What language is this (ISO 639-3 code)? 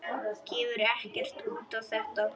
isl